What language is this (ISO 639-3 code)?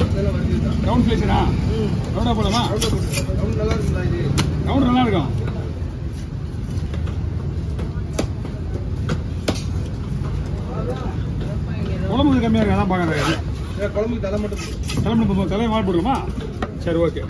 tam